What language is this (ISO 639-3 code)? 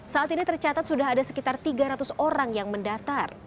ind